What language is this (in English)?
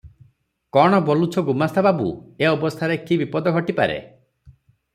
Odia